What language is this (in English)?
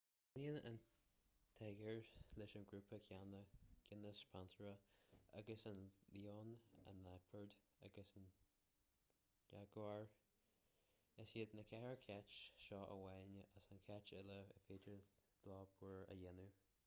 Irish